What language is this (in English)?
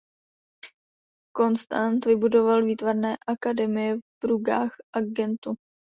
Czech